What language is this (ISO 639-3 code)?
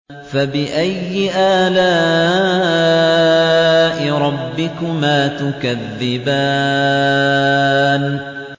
ara